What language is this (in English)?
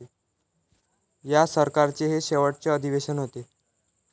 Marathi